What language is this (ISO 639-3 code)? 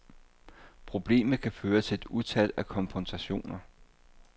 dan